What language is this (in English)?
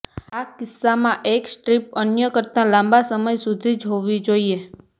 Gujarati